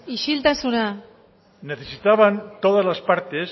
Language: Spanish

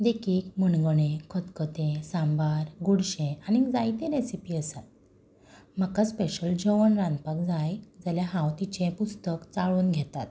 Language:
Konkani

